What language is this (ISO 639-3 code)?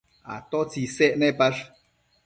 mcf